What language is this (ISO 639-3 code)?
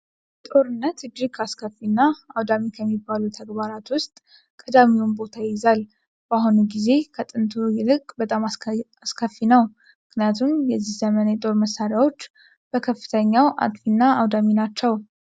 amh